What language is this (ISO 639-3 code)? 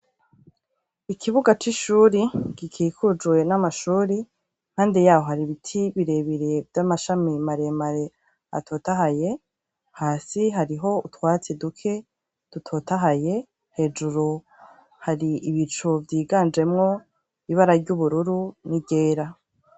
run